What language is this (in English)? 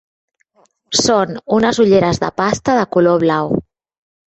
Catalan